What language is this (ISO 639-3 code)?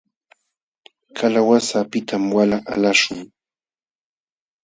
qxw